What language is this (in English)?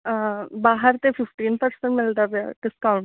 Punjabi